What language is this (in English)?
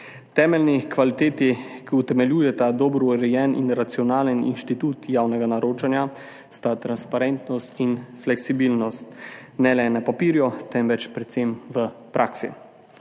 Slovenian